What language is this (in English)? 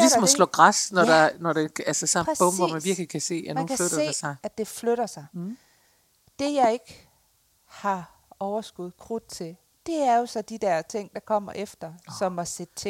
Danish